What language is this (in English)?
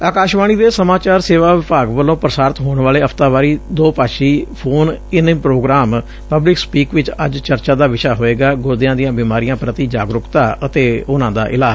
Punjabi